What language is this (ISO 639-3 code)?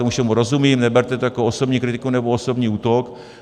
ces